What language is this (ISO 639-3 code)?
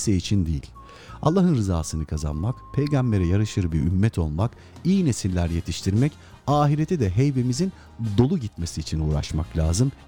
tur